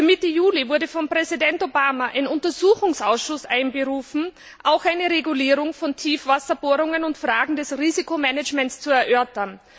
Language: German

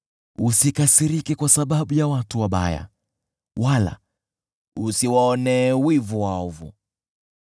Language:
Swahili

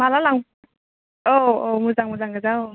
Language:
Bodo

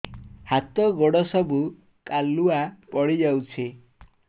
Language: Odia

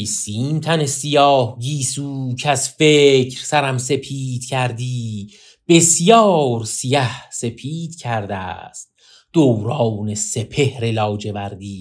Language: Persian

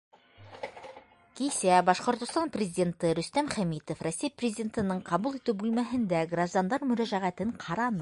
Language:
Bashkir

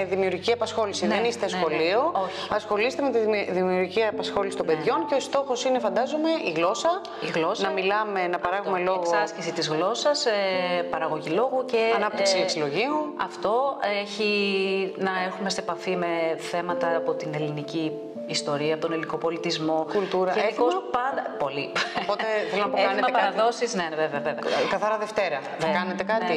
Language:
Greek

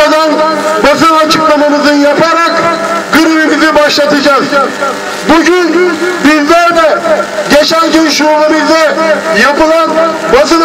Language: Turkish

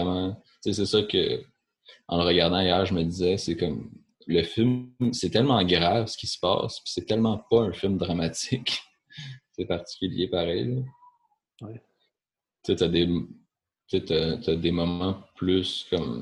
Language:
French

